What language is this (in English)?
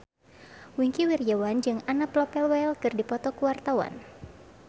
Sundanese